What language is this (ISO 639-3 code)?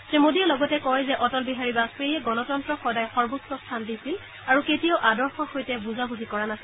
asm